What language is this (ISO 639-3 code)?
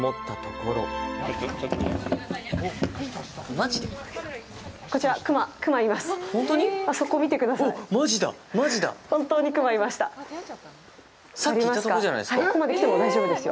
jpn